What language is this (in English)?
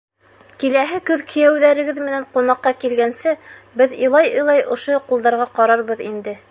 Bashkir